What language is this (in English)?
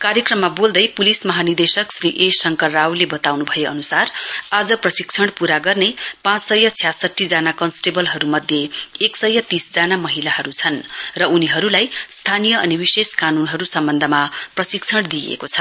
Nepali